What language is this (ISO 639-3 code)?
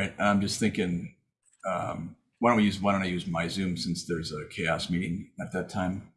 eng